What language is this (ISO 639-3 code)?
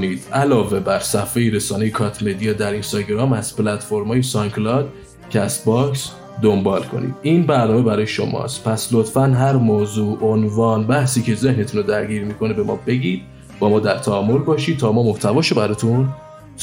fas